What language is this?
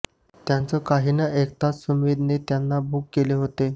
Marathi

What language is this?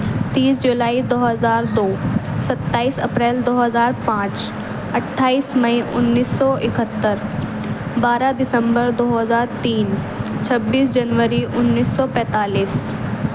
Urdu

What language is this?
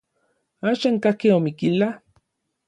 Orizaba Nahuatl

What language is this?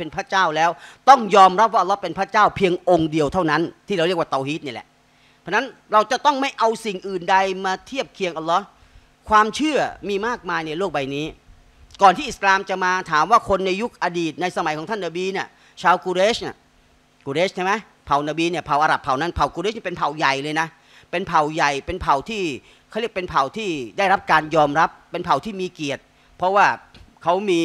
Thai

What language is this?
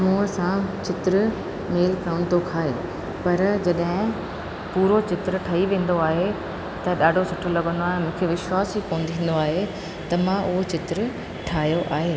Sindhi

